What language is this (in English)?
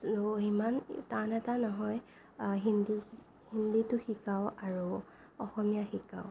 Assamese